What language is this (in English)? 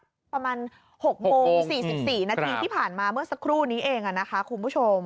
Thai